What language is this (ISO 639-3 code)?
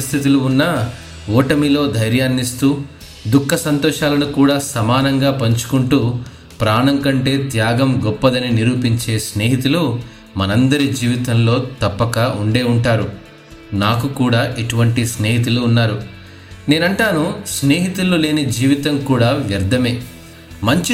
tel